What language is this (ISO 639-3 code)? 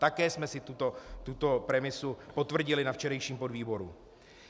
ces